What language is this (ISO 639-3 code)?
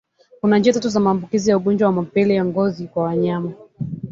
swa